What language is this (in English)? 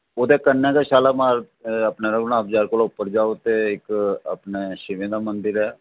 Dogri